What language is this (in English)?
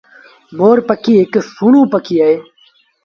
Sindhi Bhil